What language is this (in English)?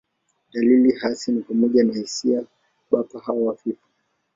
Swahili